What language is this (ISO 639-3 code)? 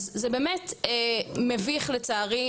heb